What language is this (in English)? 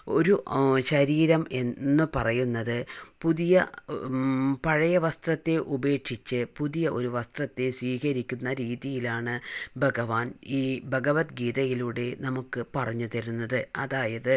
Malayalam